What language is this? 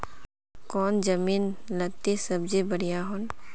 Magahi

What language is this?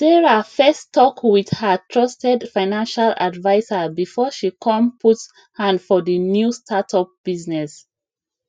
Nigerian Pidgin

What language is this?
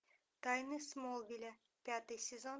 Russian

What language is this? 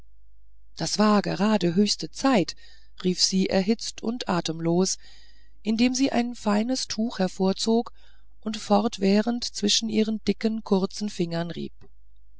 German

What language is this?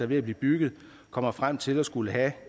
Danish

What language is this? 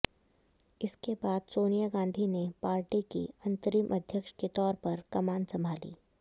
Hindi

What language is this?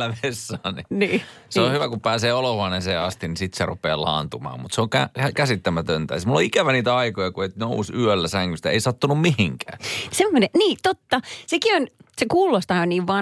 Finnish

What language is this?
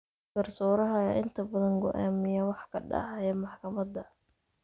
Somali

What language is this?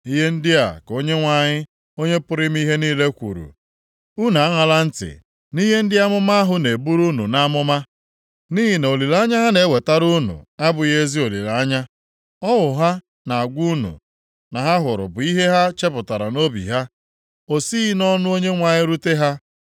Igbo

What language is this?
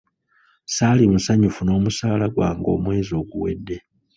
Ganda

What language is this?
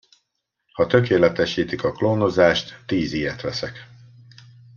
Hungarian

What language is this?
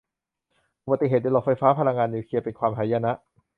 Thai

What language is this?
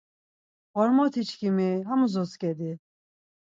Laz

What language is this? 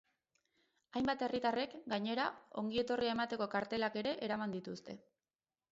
Basque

